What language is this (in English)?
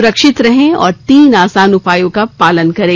Hindi